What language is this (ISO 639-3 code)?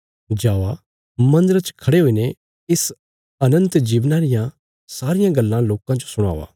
kfs